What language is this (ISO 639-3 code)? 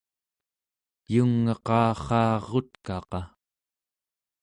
esu